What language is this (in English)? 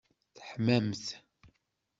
Kabyle